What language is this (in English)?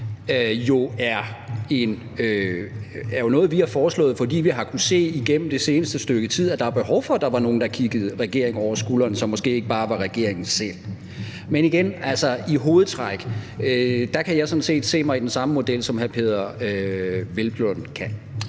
Danish